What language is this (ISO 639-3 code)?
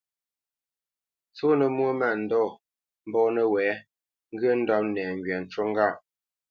bce